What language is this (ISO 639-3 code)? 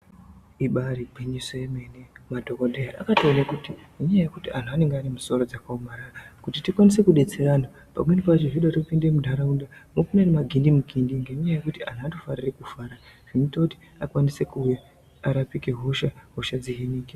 ndc